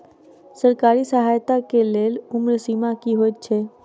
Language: Maithili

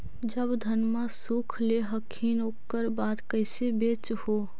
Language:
Magahi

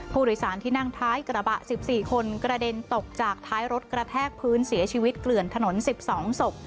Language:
Thai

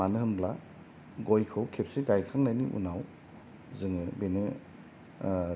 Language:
Bodo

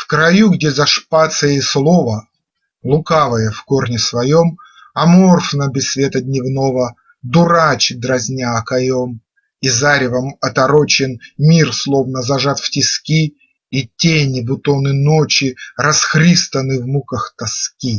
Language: Russian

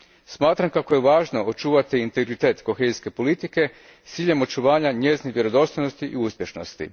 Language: Croatian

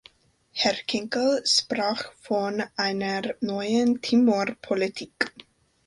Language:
German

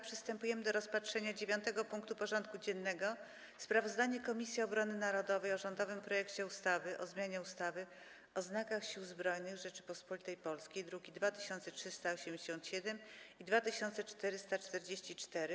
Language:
Polish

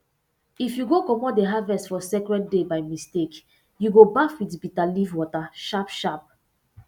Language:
Nigerian Pidgin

